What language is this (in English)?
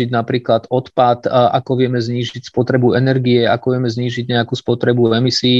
Slovak